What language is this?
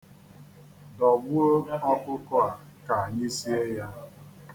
Igbo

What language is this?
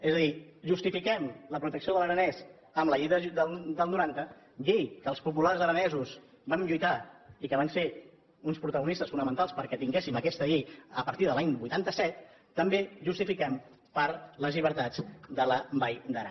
Catalan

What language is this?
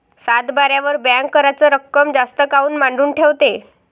Marathi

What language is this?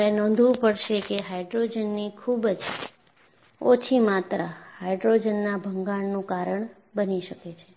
Gujarati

